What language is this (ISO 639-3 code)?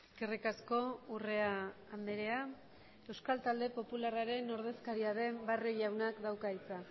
eus